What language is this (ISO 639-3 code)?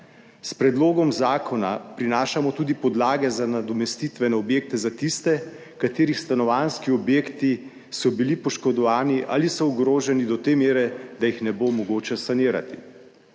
slv